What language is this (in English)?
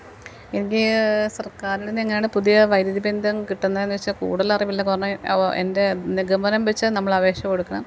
Malayalam